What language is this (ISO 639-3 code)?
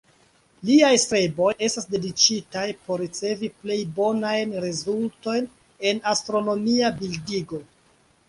epo